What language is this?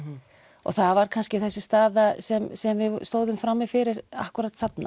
Icelandic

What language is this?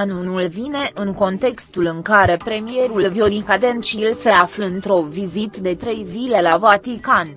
Romanian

